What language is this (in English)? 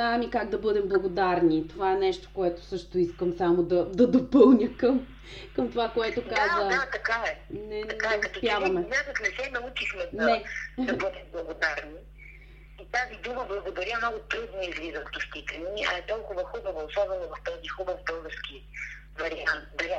Bulgarian